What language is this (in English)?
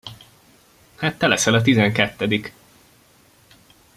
Hungarian